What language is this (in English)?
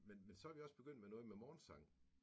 Danish